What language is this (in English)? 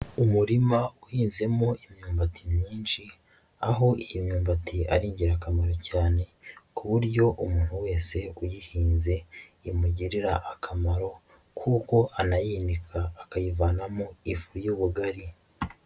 Kinyarwanda